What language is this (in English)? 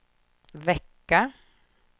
Swedish